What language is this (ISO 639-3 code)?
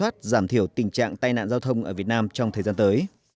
vie